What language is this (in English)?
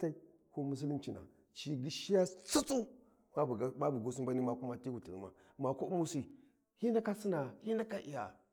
Warji